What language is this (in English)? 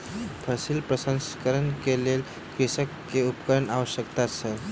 Maithili